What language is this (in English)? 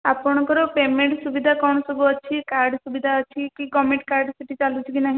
Odia